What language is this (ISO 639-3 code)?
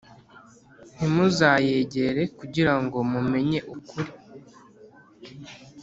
kin